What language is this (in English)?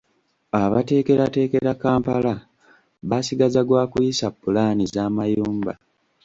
Ganda